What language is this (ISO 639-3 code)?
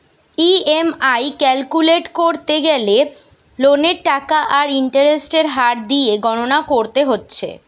ben